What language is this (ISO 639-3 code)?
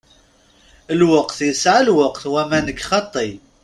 kab